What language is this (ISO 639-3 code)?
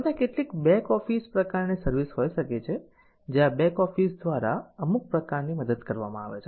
guj